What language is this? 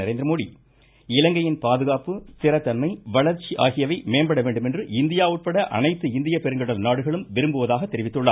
Tamil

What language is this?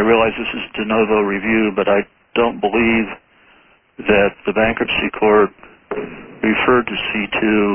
English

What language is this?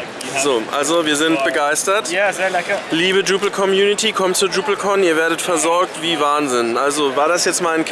German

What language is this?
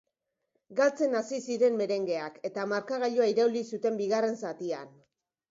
Basque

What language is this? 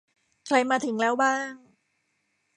Thai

